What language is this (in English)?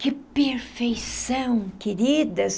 Portuguese